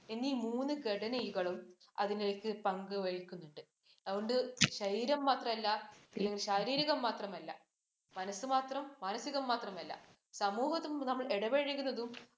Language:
Malayalam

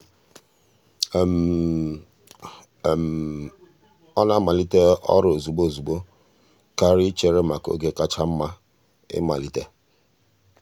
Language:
Igbo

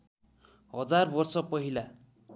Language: Nepali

